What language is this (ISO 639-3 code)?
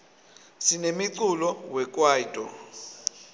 ssw